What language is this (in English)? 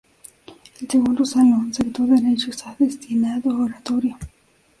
Spanish